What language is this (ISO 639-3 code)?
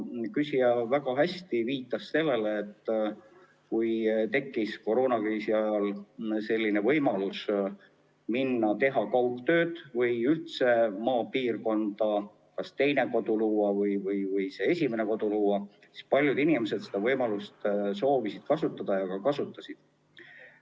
est